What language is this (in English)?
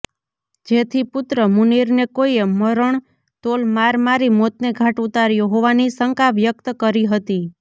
Gujarati